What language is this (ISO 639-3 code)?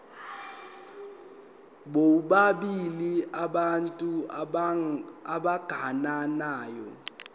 zul